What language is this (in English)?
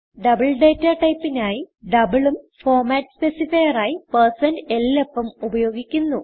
Malayalam